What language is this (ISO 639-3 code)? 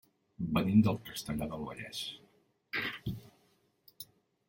cat